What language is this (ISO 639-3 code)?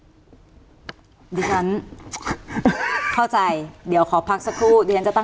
tha